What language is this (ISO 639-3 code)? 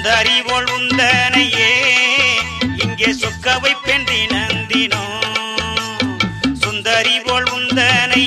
tam